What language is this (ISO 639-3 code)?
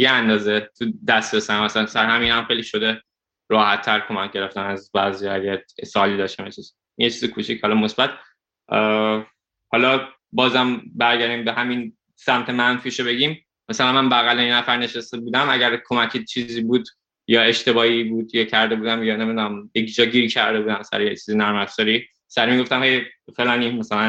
fas